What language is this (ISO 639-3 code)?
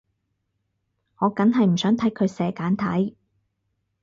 yue